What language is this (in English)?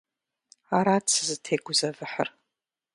Kabardian